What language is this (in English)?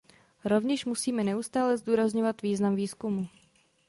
Czech